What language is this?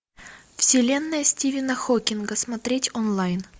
Russian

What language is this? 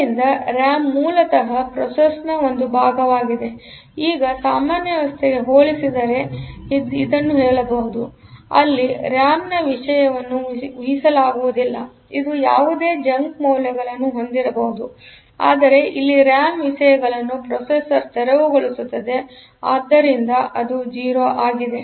Kannada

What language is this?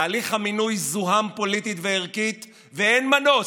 Hebrew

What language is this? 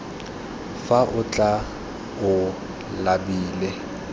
Tswana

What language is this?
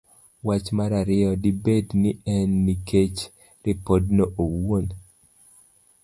Luo (Kenya and Tanzania)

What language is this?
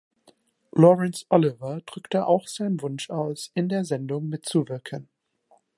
German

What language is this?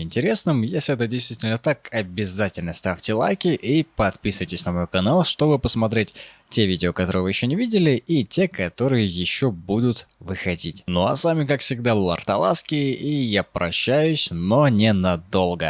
Russian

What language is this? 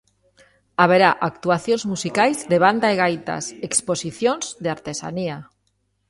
Galician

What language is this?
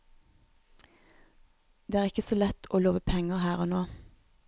Norwegian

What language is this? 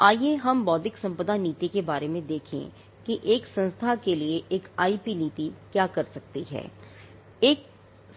Hindi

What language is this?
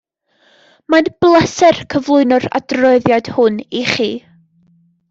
Welsh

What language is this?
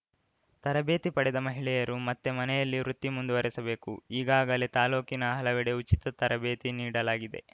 Kannada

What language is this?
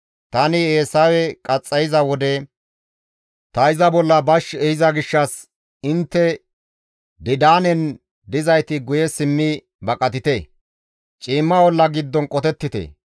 Gamo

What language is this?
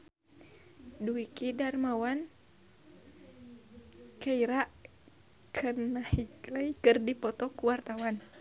Sundanese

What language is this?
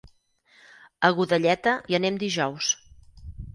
Catalan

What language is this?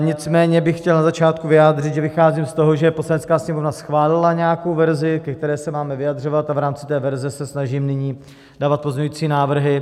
Czech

